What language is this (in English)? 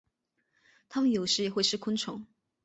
Chinese